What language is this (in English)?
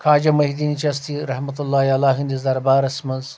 Kashmiri